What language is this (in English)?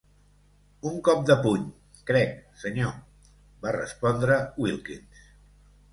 Catalan